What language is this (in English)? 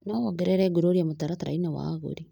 Kikuyu